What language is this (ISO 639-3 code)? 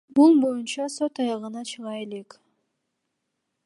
kir